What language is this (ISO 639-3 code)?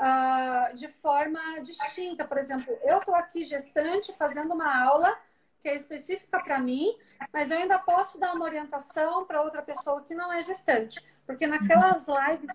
por